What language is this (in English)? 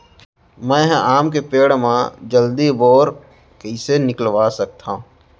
Chhattisgarhi